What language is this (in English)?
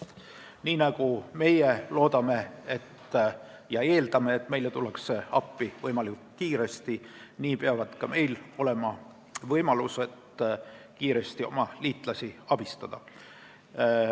Estonian